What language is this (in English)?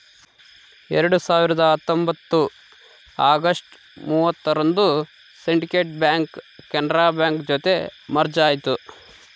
Kannada